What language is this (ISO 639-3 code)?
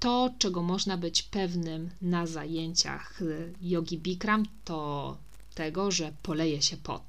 pol